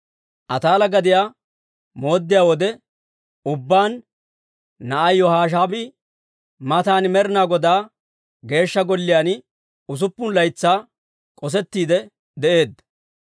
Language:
Dawro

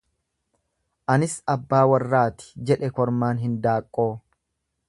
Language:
Oromo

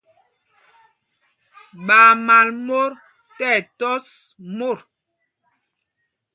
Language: Mpumpong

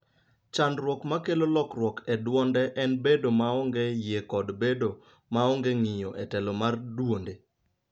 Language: Luo (Kenya and Tanzania)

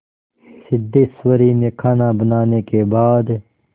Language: Hindi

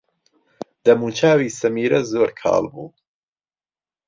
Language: Central Kurdish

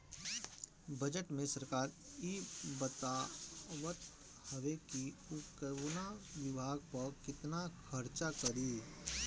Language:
Bhojpuri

